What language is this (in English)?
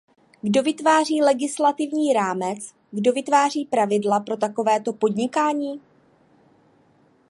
Czech